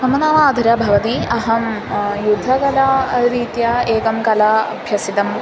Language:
Sanskrit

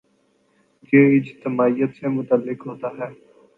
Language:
Urdu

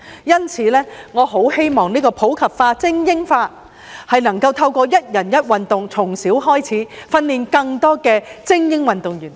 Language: Cantonese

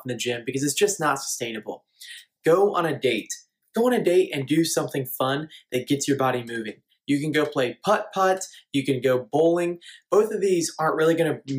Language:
English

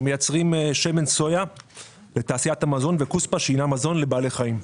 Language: Hebrew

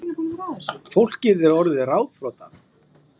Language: Icelandic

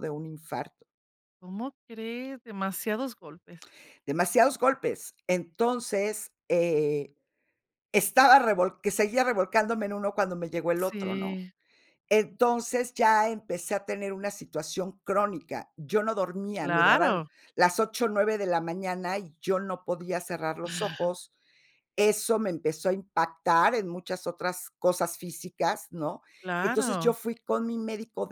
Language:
Spanish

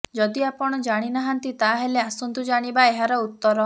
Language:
Odia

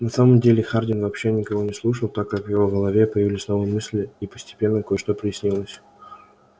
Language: Russian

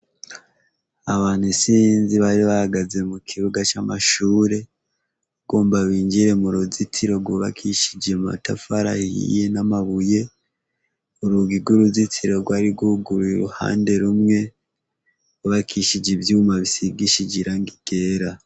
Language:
Rundi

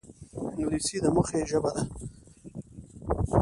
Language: Pashto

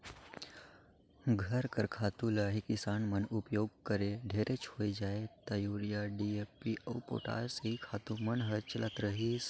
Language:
Chhattisgarhi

